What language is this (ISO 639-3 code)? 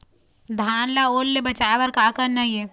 hne